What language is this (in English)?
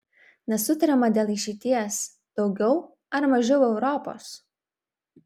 Lithuanian